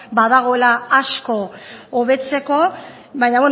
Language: Basque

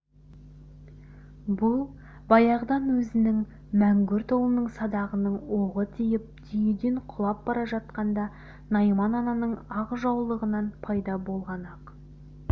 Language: Kazakh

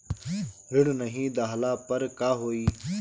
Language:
Bhojpuri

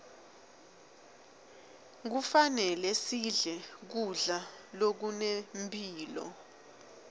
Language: Swati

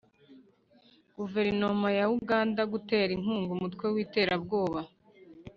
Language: Kinyarwanda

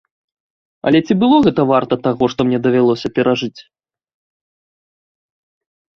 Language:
Belarusian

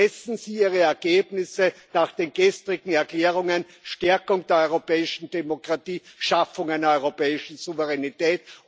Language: German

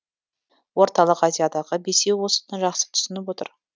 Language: Kazakh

